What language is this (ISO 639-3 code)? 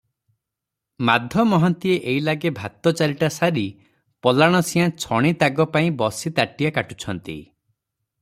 ori